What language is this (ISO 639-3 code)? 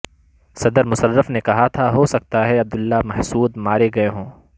urd